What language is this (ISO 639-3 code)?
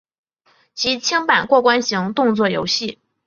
zho